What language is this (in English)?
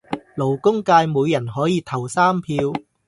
Cantonese